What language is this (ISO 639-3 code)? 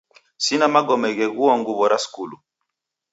dav